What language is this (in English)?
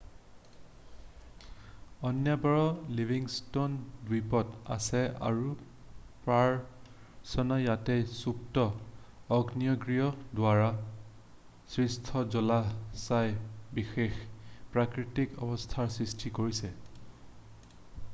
Assamese